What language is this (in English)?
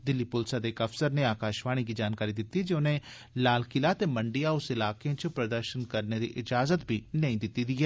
Dogri